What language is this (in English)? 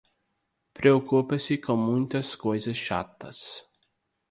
Portuguese